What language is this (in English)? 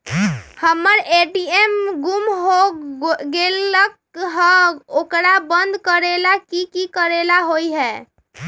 Magahi